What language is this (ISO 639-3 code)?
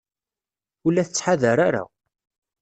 kab